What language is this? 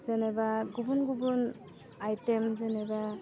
Bodo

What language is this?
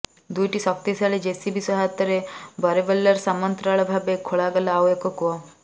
Odia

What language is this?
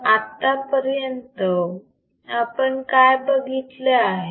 Marathi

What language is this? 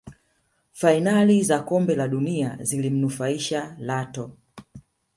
Swahili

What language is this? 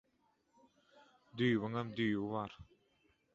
Turkmen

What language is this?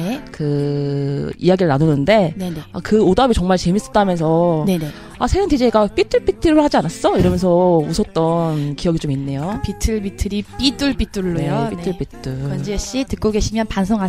Korean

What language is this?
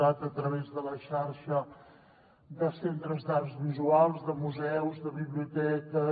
Catalan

